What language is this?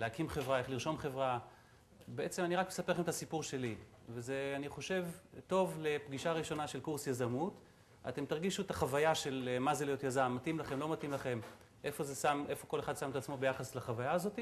Hebrew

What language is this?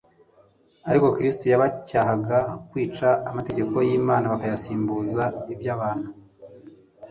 Kinyarwanda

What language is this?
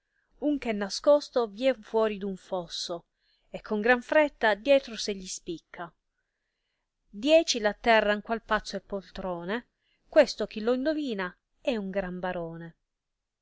Italian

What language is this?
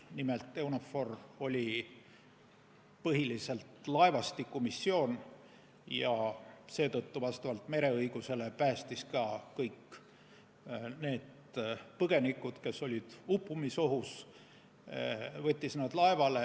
Estonian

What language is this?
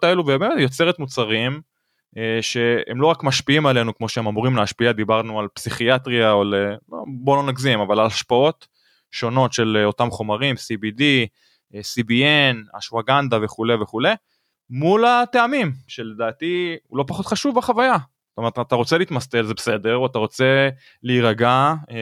Hebrew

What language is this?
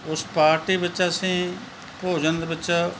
Punjabi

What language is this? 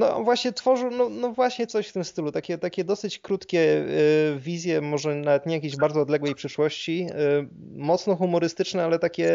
Polish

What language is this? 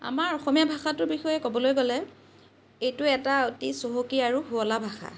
Assamese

